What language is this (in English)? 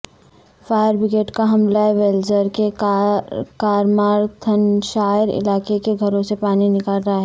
Urdu